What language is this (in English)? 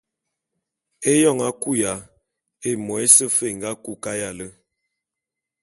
Bulu